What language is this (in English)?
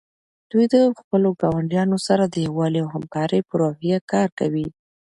Pashto